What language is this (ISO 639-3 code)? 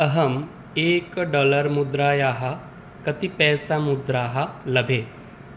san